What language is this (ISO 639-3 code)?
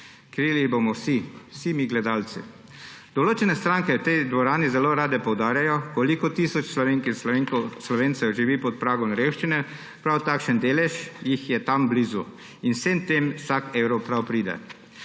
slv